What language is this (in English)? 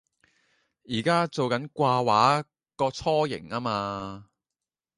Cantonese